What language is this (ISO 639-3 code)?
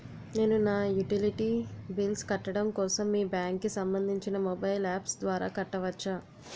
tel